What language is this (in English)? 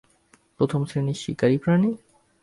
Bangla